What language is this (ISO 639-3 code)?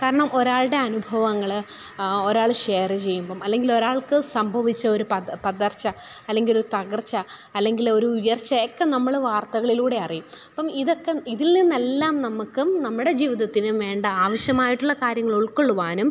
mal